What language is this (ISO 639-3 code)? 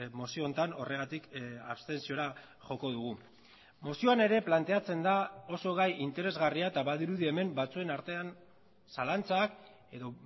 eus